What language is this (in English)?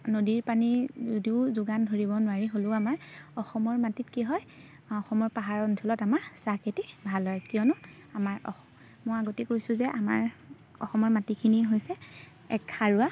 Assamese